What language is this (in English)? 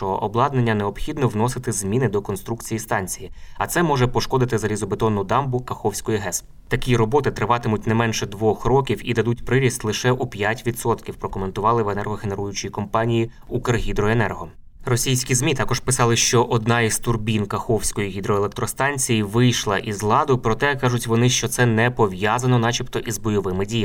Ukrainian